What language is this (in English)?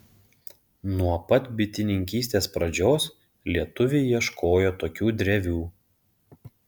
Lithuanian